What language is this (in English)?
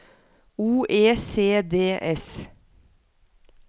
Norwegian